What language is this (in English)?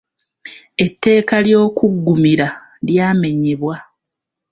Ganda